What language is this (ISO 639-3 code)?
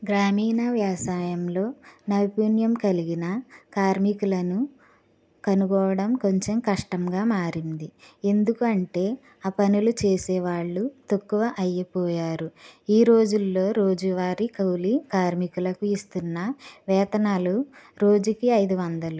tel